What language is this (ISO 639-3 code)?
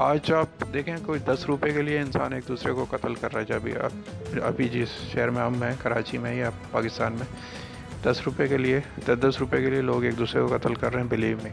urd